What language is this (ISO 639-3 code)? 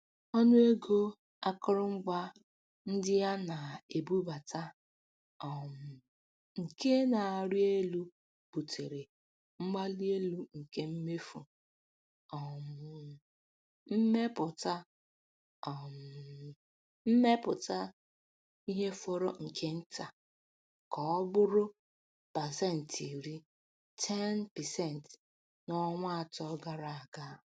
ibo